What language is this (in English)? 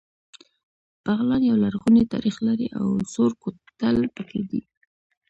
Pashto